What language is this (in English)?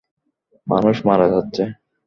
Bangla